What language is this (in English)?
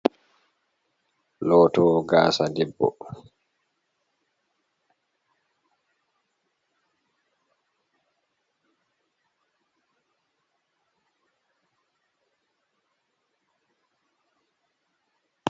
Fula